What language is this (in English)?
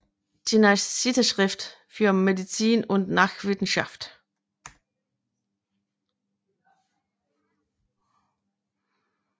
Danish